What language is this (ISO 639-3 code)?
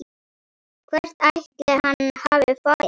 isl